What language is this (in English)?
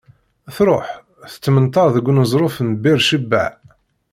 Kabyle